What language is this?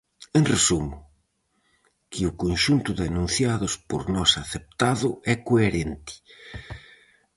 Galician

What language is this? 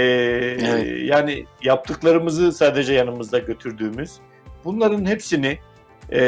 Turkish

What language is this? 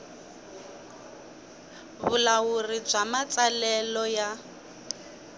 Tsonga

